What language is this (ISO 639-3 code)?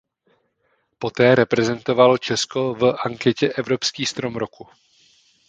ces